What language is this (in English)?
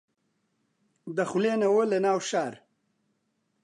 Central Kurdish